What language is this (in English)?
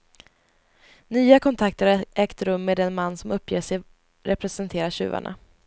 Swedish